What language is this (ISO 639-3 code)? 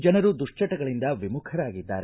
kan